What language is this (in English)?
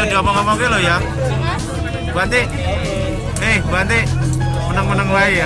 Indonesian